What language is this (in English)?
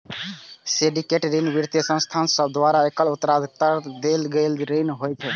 Maithili